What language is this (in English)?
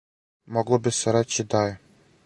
Serbian